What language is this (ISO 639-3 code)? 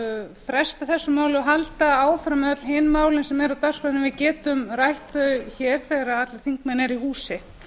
isl